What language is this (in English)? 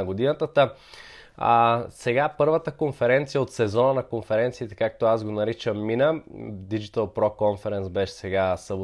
Bulgarian